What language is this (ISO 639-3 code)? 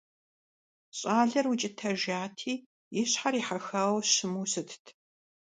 kbd